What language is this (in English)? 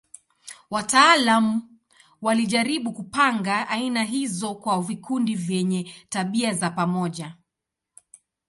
Swahili